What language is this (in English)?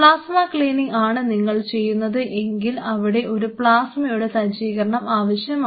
Malayalam